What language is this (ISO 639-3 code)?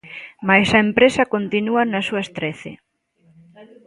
glg